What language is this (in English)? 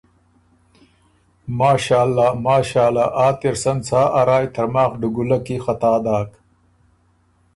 Ormuri